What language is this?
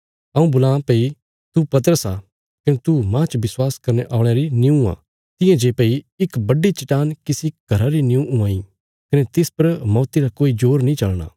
Bilaspuri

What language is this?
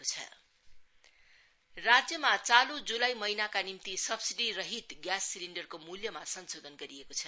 Nepali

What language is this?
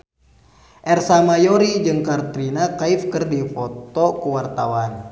Sundanese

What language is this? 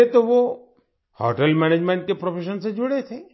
Hindi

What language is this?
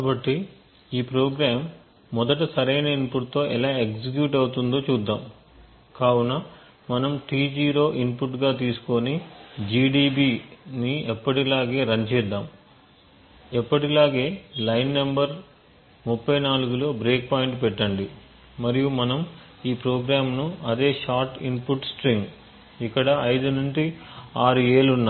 Telugu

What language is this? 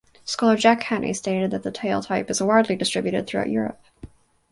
English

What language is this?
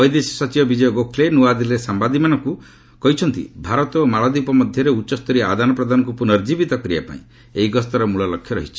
Odia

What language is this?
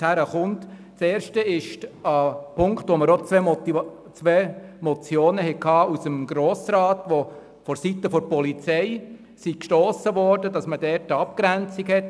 Swiss German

